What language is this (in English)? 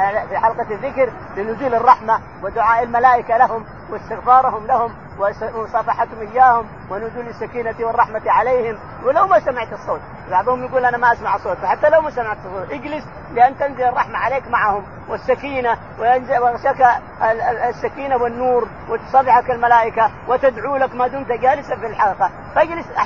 Arabic